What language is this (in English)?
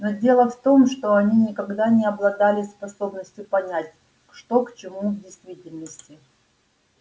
Russian